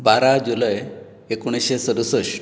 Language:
Konkani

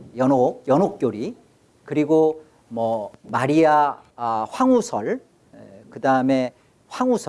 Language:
Korean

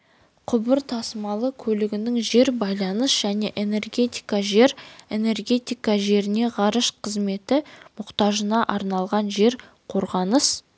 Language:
Kazakh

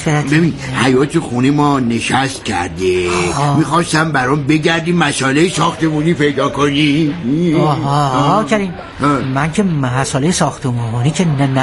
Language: Persian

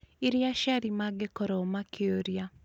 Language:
Kikuyu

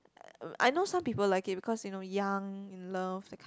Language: English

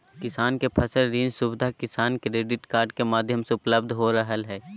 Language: Magahi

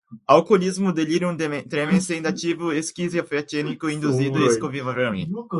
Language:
Portuguese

